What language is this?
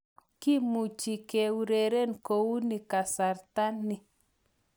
Kalenjin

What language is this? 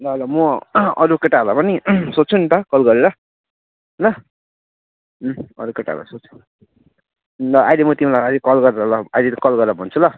Nepali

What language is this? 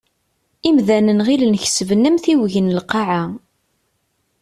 Kabyle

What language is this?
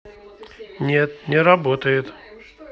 Russian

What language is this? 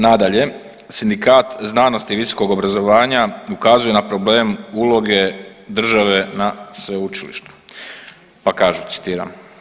Croatian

